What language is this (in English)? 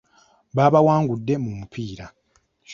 Ganda